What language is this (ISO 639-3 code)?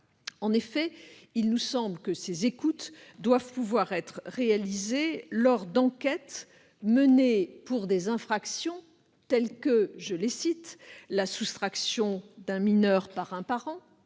fra